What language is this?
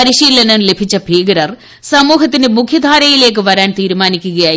Malayalam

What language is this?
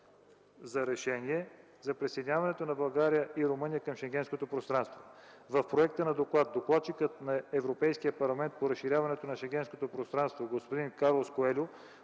Bulgarian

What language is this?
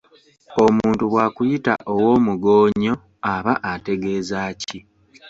Ganda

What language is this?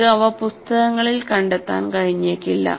Malayalam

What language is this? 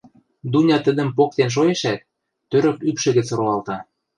Western Mari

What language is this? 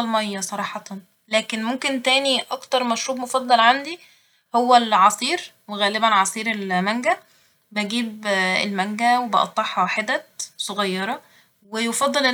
Egyptian Arabic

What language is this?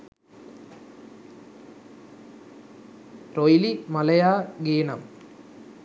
Sinhala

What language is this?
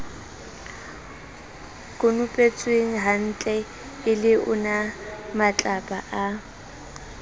Southern Sotho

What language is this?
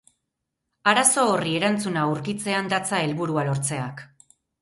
Basque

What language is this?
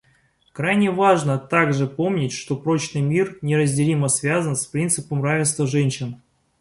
Russian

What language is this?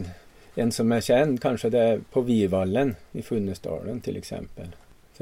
Swedish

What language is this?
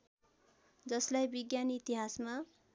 Nepali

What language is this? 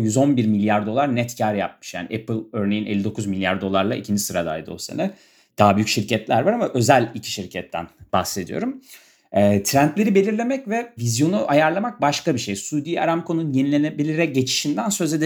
Turkish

